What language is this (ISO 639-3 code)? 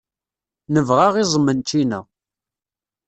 kab